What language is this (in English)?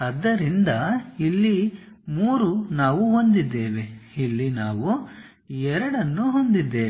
Kannada